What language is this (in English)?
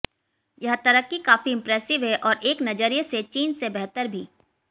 Hindi